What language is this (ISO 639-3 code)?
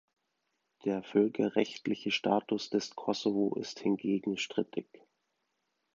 deu